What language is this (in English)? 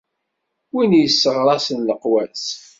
Kabyle